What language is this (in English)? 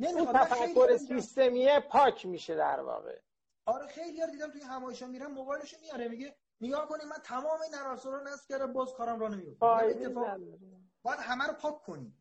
Persian